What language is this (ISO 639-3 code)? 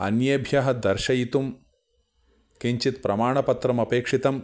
san